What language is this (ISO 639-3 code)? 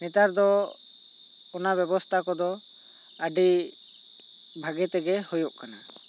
sat